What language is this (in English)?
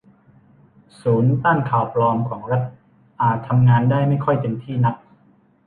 Thai